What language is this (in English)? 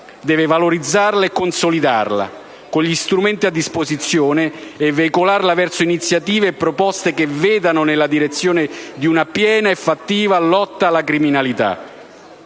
Italian